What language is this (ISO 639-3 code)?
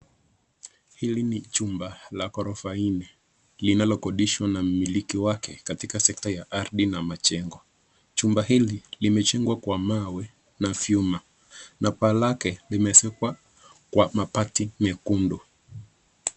swa